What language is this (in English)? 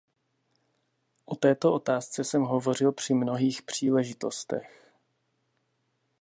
Czech